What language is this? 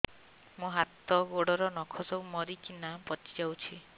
Odia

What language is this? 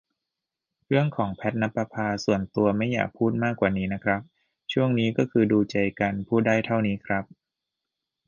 Thai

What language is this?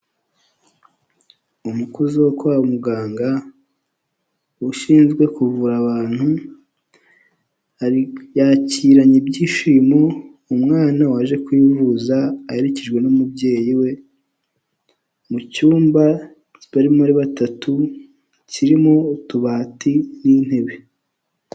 Kinyarwanda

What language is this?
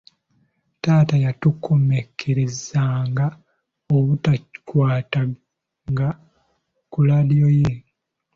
Ganda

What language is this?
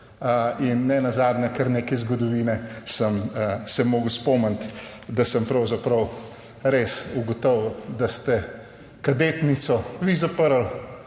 Slovenian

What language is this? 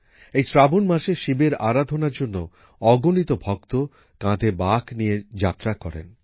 Bangla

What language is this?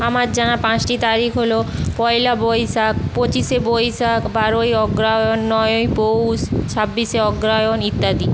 Bangla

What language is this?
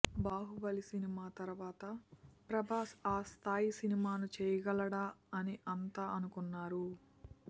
Telugu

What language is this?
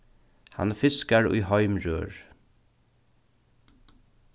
Faroese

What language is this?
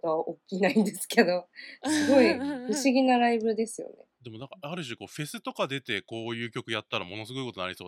Japanese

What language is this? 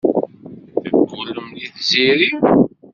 Kabyle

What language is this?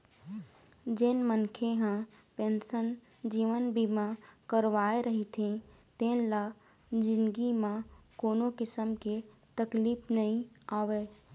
Chhattisgarhi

